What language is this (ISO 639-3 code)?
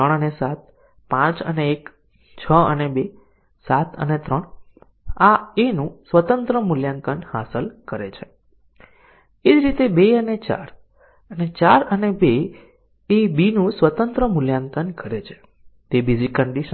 guj